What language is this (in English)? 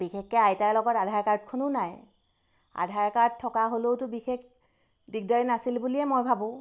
Assamese